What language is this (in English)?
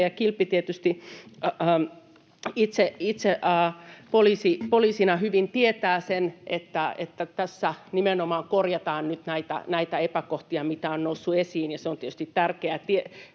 Finnish